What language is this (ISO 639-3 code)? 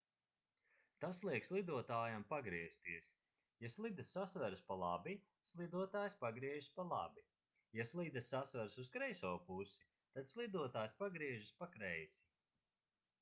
lav